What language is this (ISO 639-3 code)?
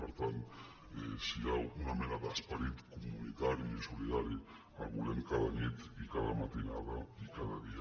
cat